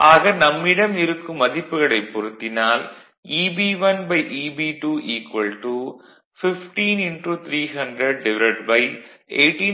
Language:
Tamil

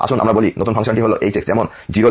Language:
Bangla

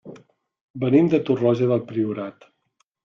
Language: Catalan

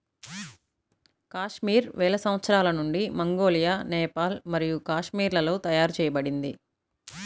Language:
Telugu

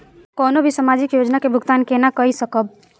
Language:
Maithili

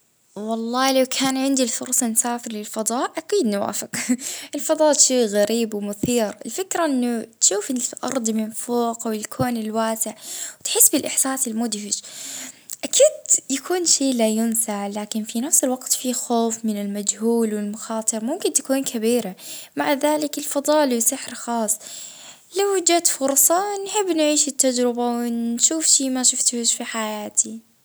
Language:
Libyan Arabic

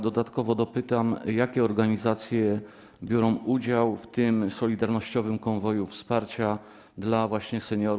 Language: Polish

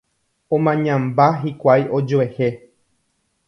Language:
Guarani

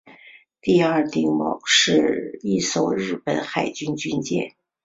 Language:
Chinese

